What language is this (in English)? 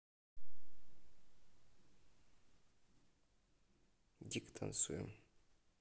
Russian